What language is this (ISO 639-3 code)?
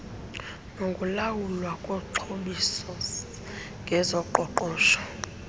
xho